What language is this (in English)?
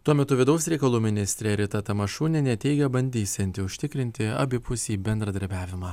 Lithuanian